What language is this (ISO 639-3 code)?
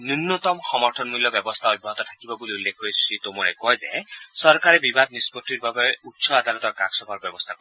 asm